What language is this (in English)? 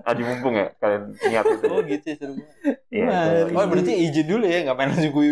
Indonesian